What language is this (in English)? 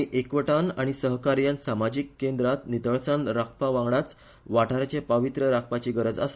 Konkani